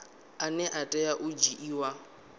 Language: Venda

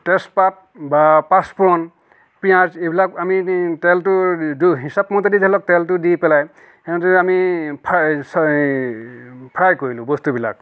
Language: Assamese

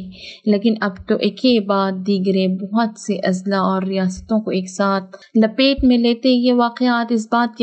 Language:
Urdu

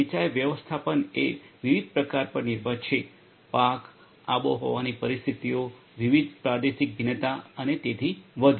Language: Gujarati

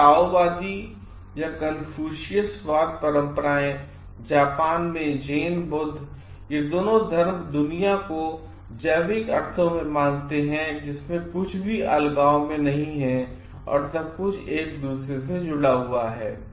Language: Hindi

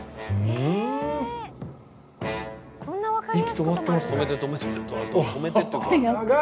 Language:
Japanese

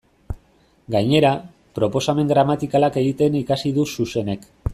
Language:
Basque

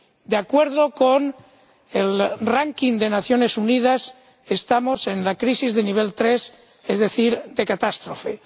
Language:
Spanish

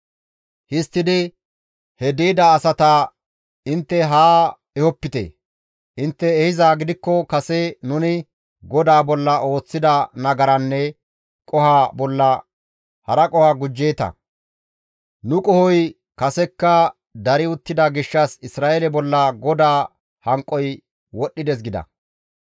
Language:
Gamo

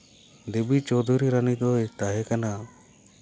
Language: Santali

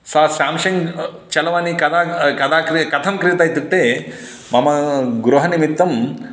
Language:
Sanskrit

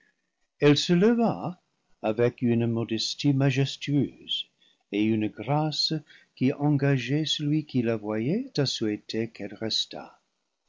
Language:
French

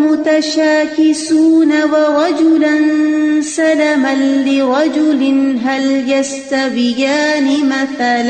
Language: Urdu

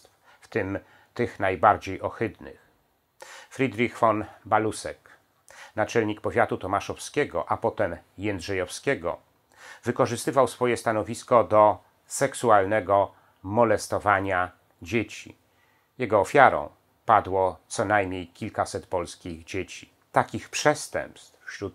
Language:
Polish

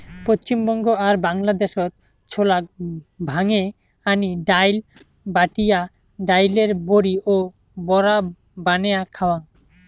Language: Bangla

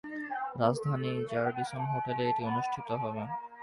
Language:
Bangla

